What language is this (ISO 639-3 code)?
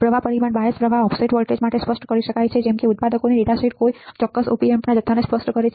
guj